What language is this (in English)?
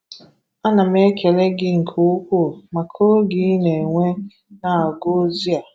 Igbo